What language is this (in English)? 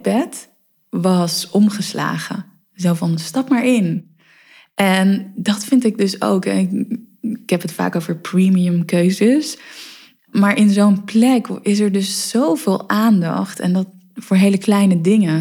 Dutch